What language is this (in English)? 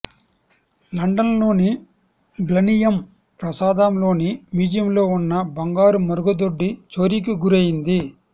Telugu